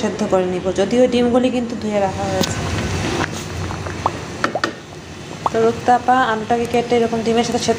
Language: Hindi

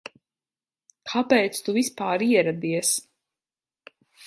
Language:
Latvian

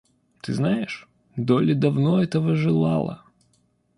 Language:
Russian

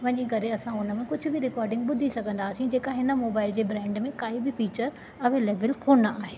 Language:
Sindhi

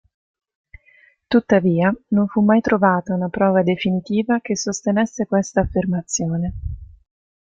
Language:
Italian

